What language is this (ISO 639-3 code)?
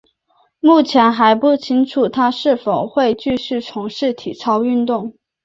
zho